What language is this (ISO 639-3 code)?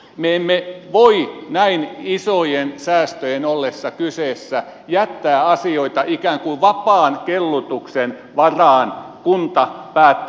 fin